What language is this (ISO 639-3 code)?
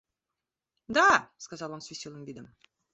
rus